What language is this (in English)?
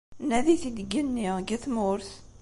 Kabyle